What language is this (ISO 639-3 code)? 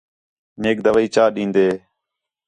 xhe